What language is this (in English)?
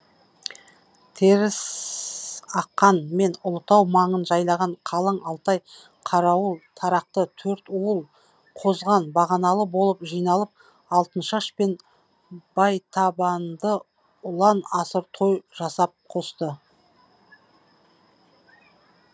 Kazakh